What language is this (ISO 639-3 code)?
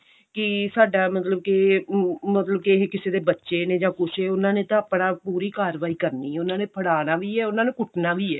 pan